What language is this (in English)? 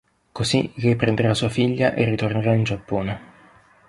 Italian